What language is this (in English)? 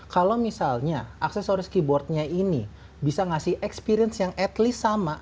Indonesian